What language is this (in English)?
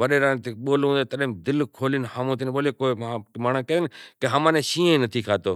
Kachi Koli